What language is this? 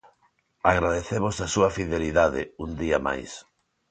Galician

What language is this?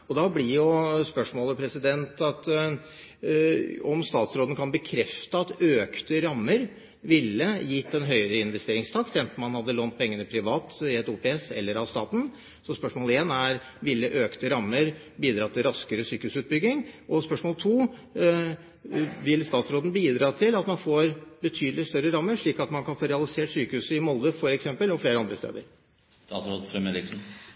Norwegian Bokmål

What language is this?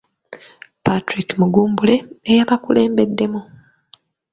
Ganda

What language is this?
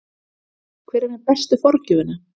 Icelandic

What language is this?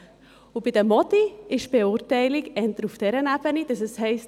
Swiss German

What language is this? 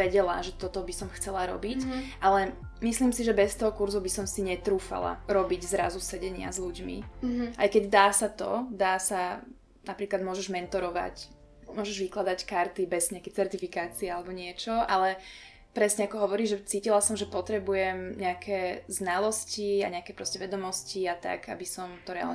Slovak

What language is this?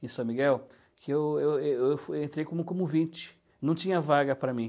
Portuguese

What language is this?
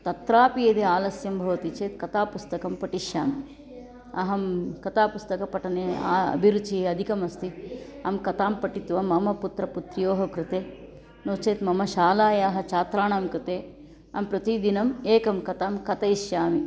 Sanskrit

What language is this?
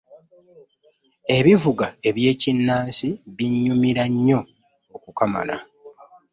Ganda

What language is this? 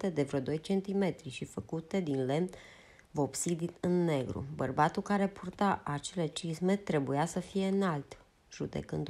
Romanian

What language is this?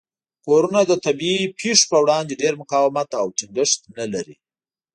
Pashto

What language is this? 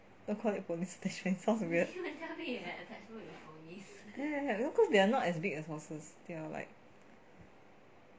English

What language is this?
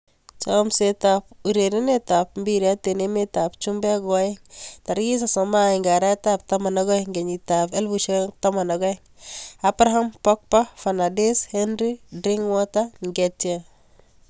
Kalenjin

